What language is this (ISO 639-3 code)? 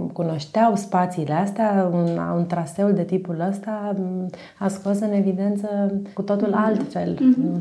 ron